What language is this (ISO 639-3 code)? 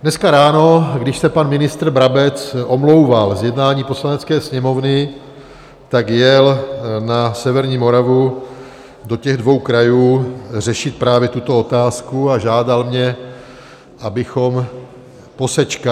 ces